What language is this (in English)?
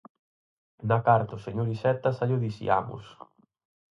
Galician